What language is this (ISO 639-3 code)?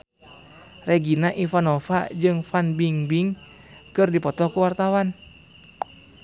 sun